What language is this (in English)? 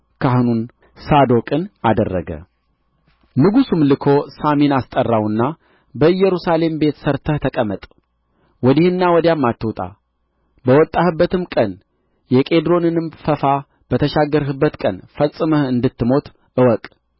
Amharic